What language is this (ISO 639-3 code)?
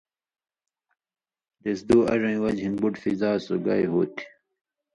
mvy